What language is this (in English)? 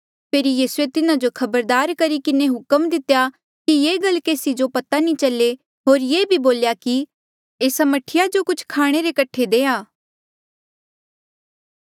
Mandeali